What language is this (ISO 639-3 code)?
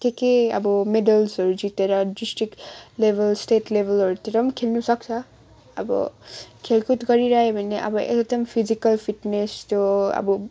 nep